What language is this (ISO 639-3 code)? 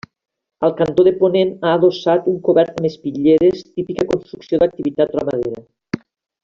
cat